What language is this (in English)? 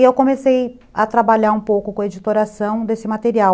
Portuguese